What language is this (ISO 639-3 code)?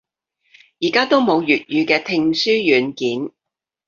yue